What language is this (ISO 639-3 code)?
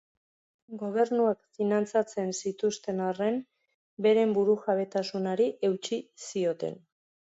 eus